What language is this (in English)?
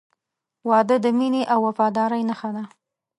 Pashto